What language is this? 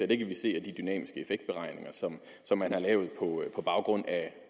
Danish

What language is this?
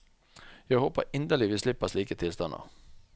Norwegian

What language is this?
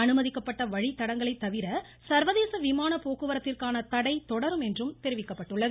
Tamil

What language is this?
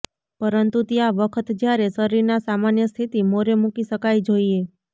Gujarati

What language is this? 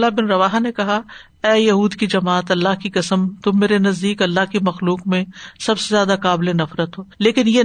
Urdu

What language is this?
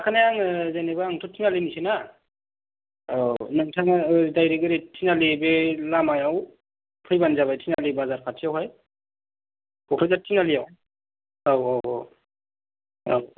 Bodo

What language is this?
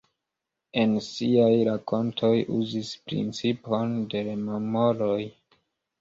Esperanto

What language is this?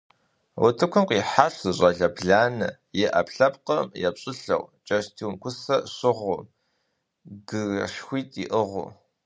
Kabardian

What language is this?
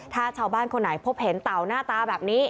Thai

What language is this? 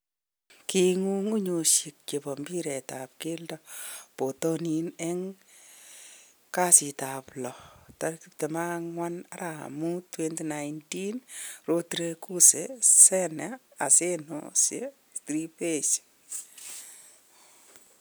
Kalenjin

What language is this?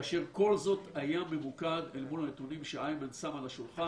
Hebrew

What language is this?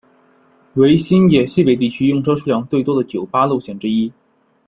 Chinese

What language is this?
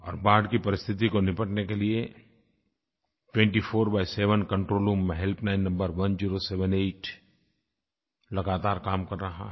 Hindi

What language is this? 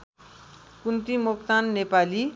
Nepali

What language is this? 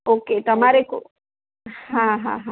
Gujarati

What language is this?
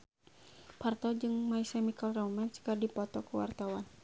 Sundanese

